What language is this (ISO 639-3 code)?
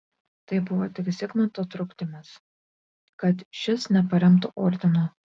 lit